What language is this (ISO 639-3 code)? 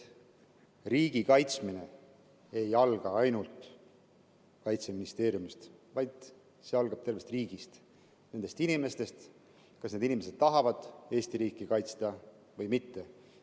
est